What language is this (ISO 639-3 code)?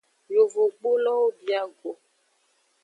ajg